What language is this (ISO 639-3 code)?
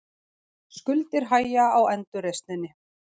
isl